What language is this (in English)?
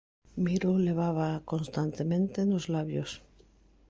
Galician